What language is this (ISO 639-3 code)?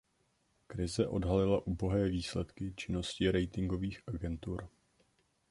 ces